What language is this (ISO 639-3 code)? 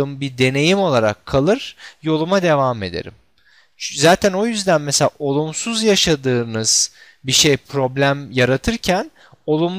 tur